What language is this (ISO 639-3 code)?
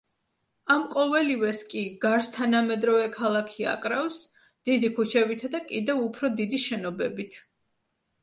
kat